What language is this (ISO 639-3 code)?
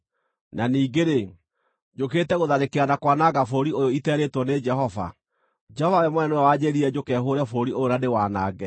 kik